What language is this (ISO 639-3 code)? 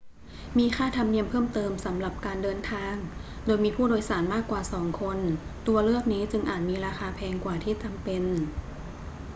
tha